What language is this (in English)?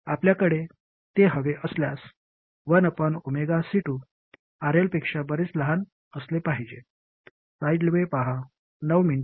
Marathi